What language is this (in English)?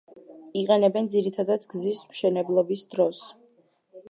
Georgian